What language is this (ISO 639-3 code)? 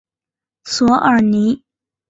zho